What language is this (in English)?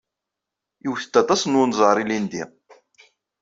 Kabyle